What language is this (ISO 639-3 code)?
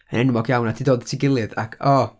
cym